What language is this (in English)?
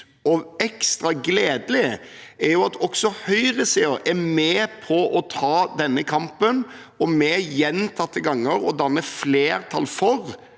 Norwegian